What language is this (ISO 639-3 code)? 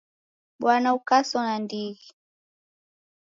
dav